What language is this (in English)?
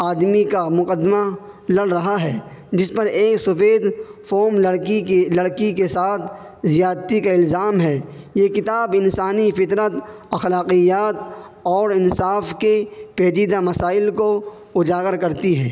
Urdu